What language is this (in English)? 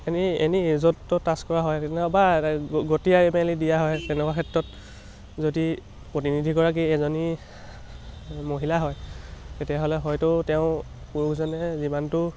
Assamese